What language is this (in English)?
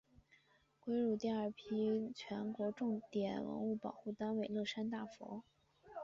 Chinese